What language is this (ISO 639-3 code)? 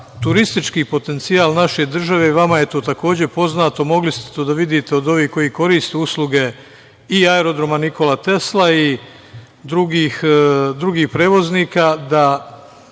srp